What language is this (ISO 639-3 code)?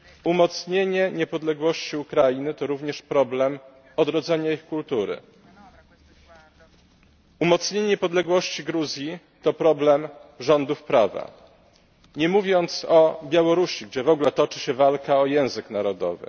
pol